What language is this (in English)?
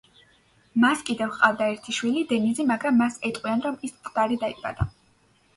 Georgian